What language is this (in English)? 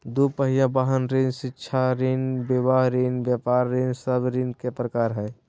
Magahi